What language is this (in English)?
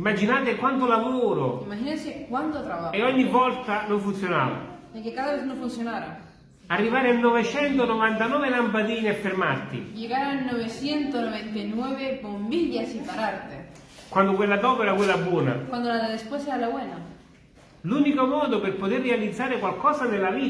Italian